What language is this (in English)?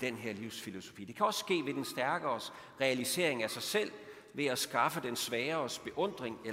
Danish